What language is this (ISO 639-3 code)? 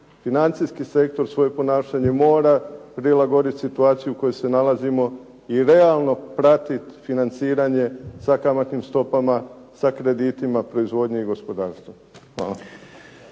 hrv